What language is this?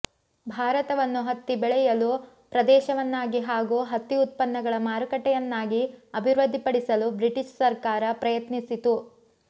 Kannada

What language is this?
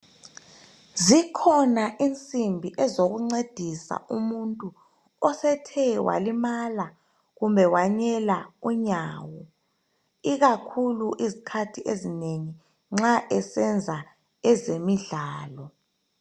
North Ndebele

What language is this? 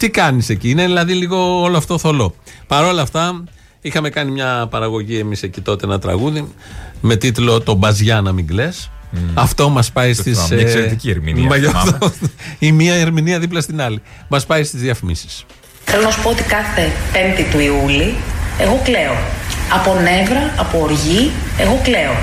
Greek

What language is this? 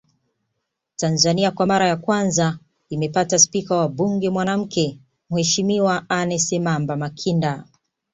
Swahili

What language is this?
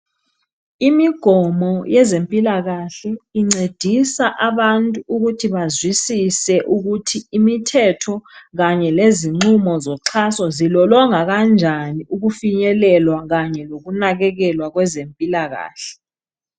North Ndebele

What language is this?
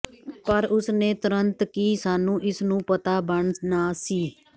Punjabi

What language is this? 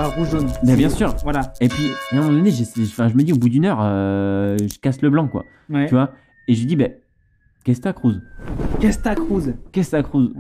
French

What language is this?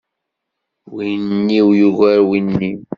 Kabyle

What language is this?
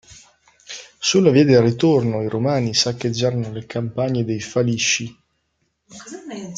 Italian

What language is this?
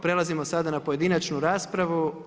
Croatian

